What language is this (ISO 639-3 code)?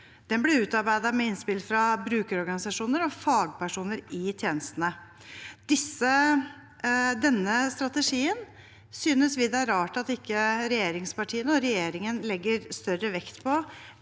nor